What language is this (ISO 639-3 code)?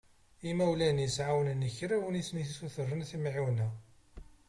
kab